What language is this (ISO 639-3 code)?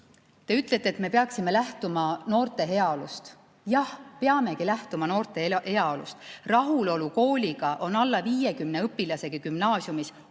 est